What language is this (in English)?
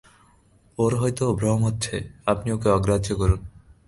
Bangla